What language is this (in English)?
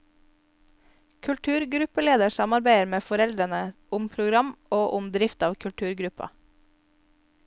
Norwegian